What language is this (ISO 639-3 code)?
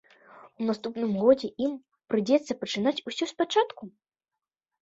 bel